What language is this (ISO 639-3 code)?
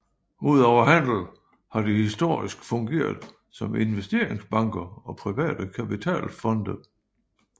dan